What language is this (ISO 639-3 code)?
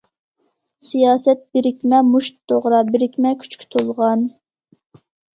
uig